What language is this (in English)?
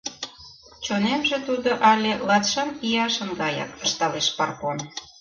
Mari